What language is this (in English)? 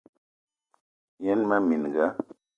Eton (Cameroon)